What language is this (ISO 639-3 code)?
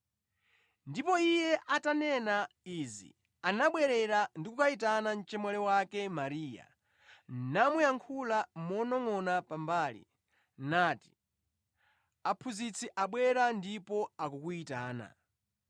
nya